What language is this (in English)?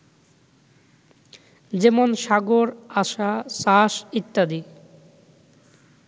Bangla